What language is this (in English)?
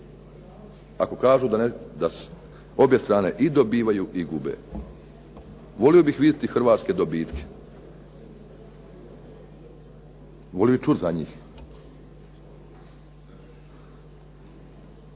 Croatian